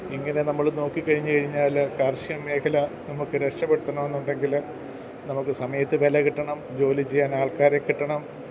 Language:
Malayalam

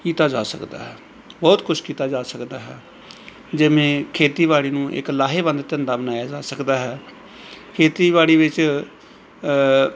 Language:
Punjabi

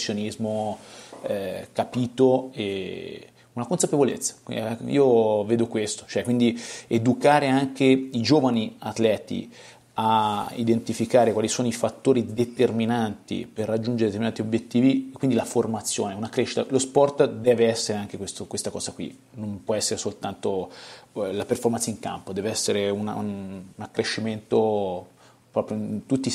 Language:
Italian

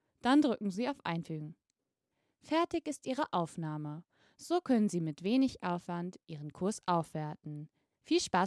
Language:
German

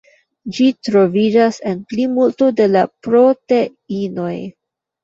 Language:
Esperanto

